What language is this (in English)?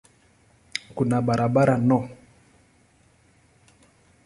Swahili